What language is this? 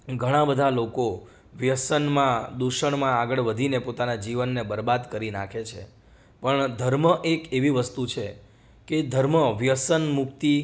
Gujarati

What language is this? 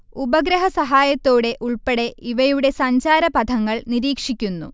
Malayalam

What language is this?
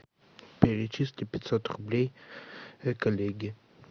Russian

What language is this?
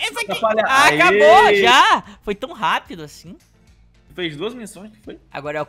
Portuguese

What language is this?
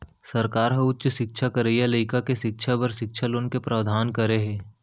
Chhattisgarhi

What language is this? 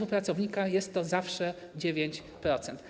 Polish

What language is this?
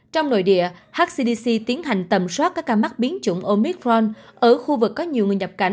Vietnamese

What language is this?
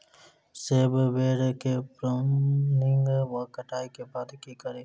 Maithili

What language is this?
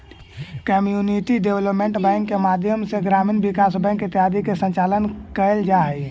Magahi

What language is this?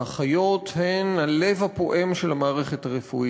Hebrew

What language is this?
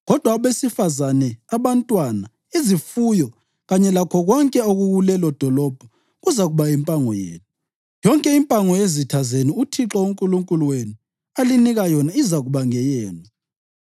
North Ndebele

